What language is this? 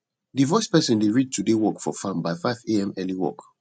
Nigerian Pidgin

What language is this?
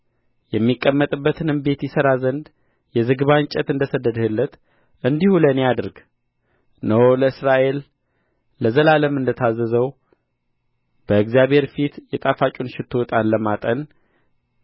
Amharic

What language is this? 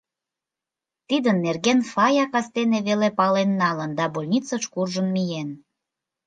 Mari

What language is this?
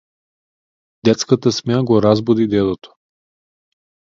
Macedonian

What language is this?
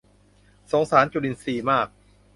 Thai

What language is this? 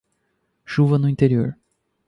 Portuguese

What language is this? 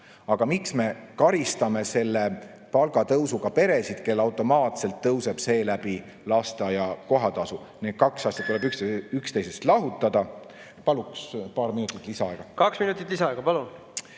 Estonian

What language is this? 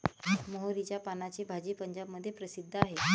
Marathi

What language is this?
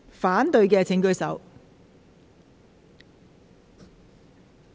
Cantonese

